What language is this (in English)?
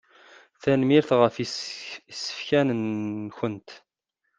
Kabyle